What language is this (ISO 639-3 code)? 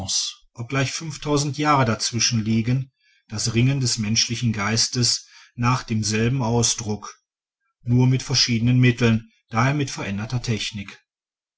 deu